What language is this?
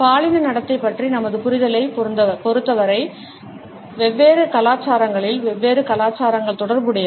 Tamil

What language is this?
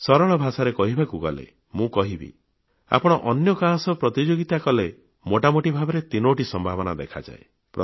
Odia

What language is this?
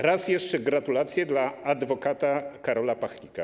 Polish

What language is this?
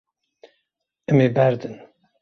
Kurdish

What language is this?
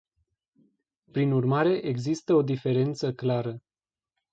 Romanian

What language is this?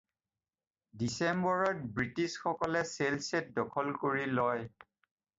Assamese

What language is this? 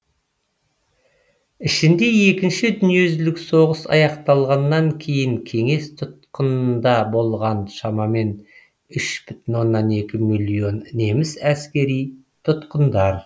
Kazakh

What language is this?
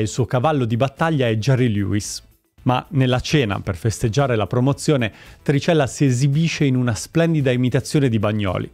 Italian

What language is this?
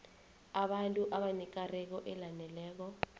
South Ndebele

